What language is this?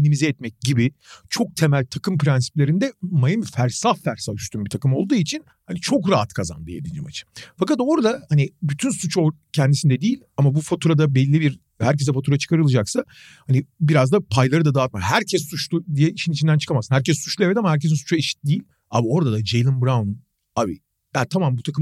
Turkish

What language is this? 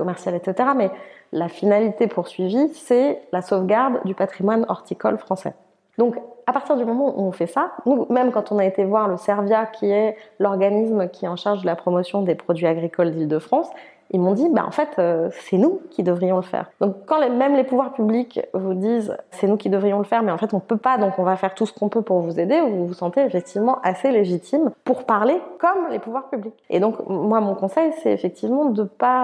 French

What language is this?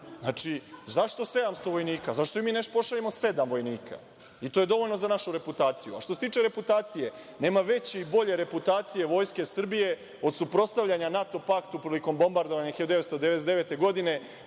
Serbian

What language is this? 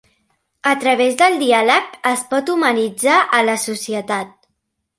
Catalan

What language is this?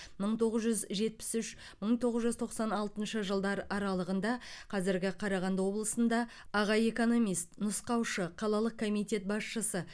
Kazakh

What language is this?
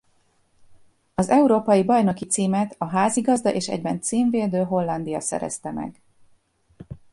Hungarian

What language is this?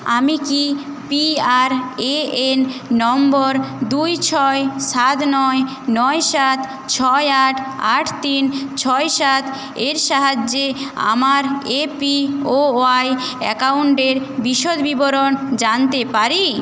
Bangla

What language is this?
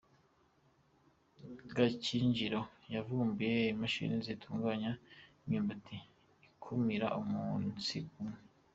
Kinyarwanda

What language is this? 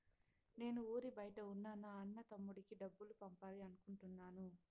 Telugu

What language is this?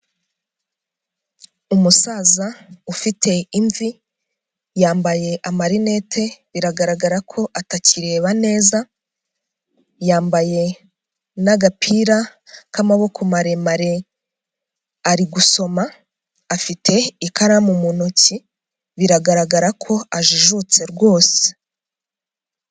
Kinyarwanda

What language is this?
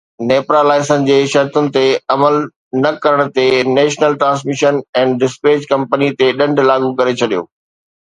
Sindhi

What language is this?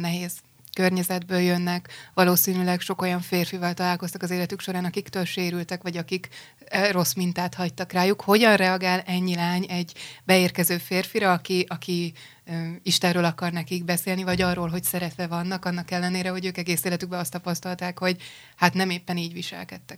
Hungarian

